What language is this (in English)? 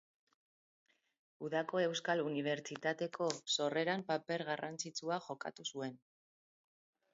Basque